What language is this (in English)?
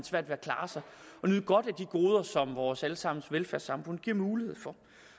Danish